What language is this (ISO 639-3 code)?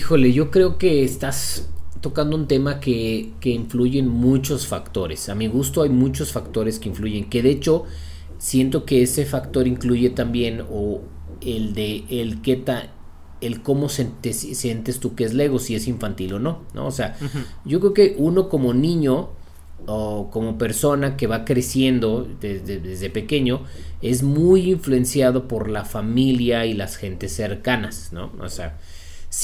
spa